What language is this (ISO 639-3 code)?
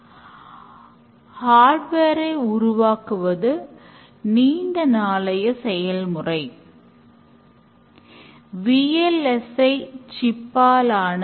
tam